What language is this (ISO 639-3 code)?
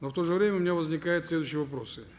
kaz